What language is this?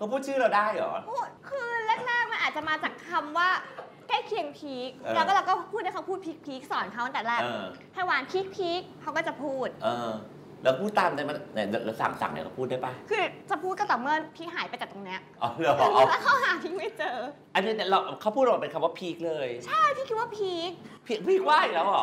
Thai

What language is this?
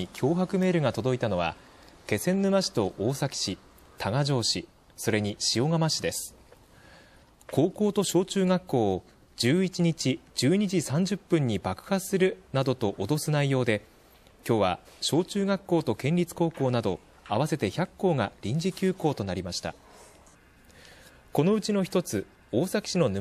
Japanese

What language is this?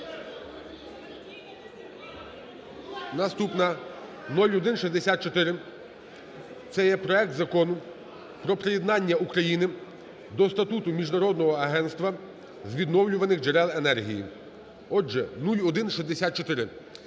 Ukrainian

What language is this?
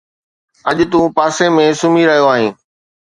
Sindhi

